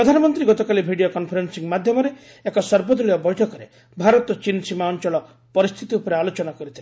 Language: Odia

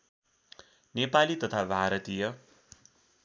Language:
Nepali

